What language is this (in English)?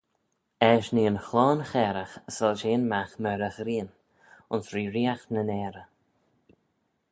Manx